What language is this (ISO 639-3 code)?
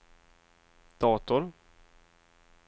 swe